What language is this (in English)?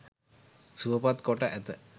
Sinhala